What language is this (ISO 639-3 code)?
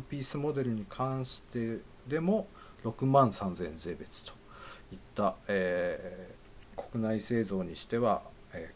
jpn